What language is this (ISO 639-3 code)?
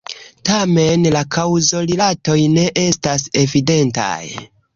epo